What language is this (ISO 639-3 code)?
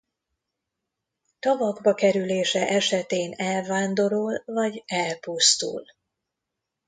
hun